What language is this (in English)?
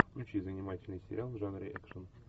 Russian